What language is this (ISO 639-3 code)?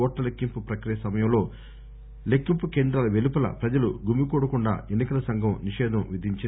tel